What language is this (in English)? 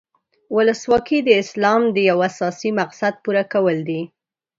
Pashto